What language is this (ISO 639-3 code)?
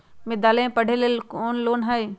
mag